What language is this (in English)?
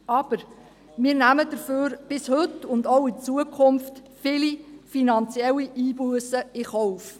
Swiss German